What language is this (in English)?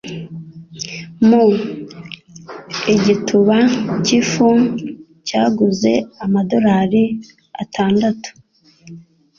Kinyarwanda